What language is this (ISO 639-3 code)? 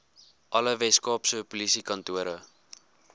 afr